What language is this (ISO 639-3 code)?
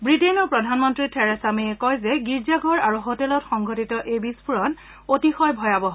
asm